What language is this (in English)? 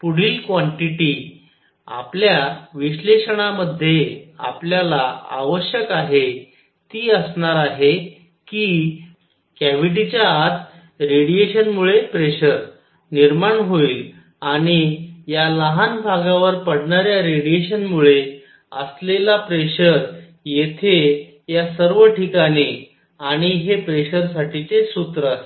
Marathi